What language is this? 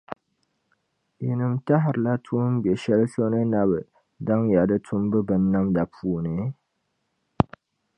Dagbani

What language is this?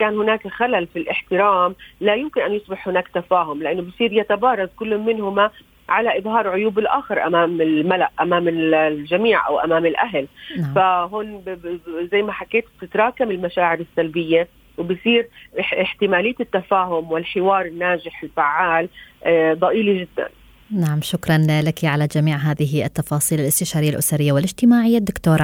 Arabic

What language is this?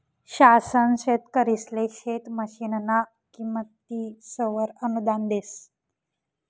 Marathi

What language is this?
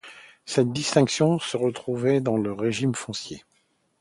French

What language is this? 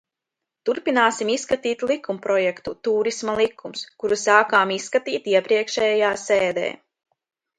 Latvian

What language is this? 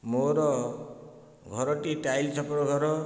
Odia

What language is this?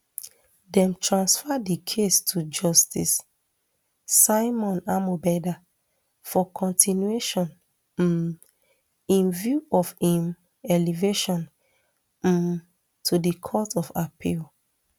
Nigerian Pidgin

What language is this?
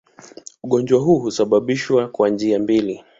Swahili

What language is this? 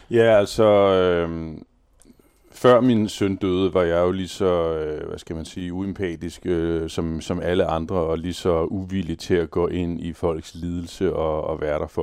Danish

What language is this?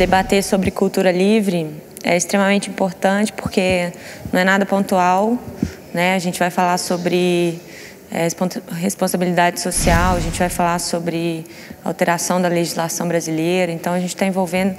Portuguese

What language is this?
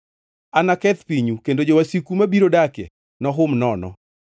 Luo (Kenya and Tanzania)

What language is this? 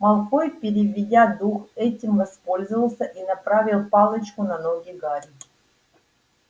Russian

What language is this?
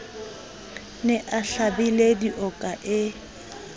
Southern Sotho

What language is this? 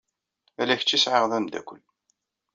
Kabyle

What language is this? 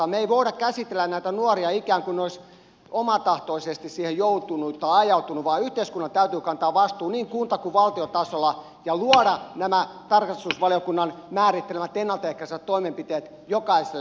Finnish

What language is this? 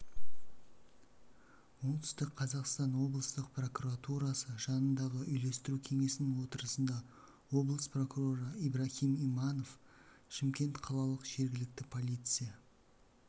Kazakh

